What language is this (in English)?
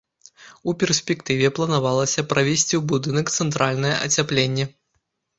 Belarusian